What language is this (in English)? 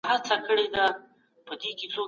Pashto